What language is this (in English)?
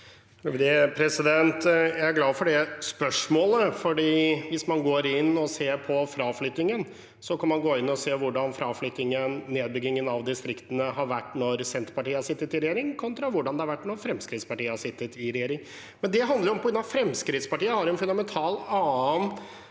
Norwegian